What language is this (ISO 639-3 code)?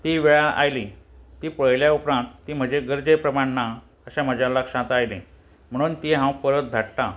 kok